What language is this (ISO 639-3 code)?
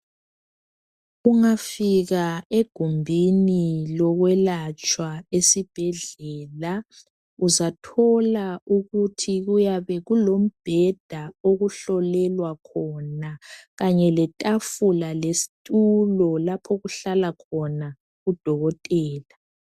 nde